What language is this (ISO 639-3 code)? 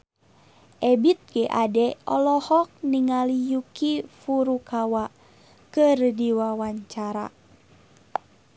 sun